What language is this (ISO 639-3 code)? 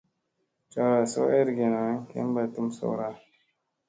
mse